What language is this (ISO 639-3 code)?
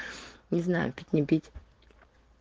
rus